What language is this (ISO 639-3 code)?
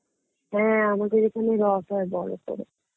ben